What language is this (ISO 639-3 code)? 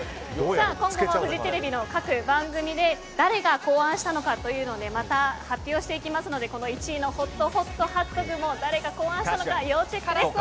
jpn